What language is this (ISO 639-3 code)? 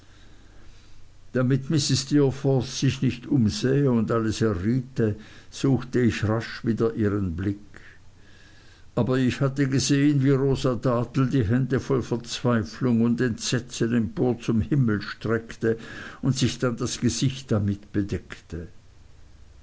deu